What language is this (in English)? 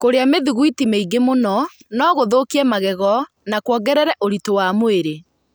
Kikuyu